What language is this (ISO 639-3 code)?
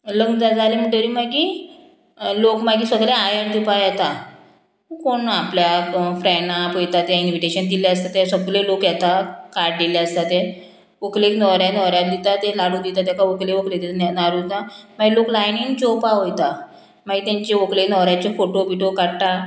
kok